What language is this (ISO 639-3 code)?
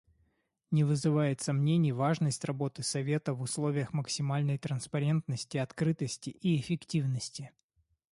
rus